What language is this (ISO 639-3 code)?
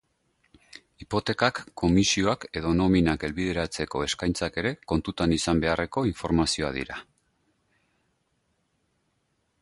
eus